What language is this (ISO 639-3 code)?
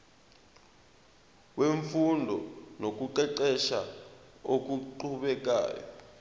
zul